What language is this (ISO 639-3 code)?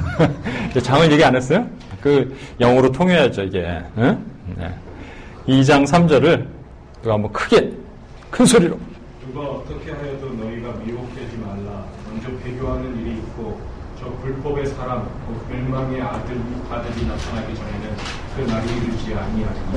kor